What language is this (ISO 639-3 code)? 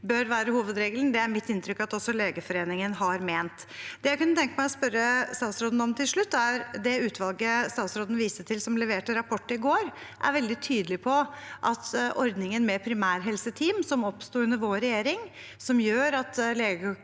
nor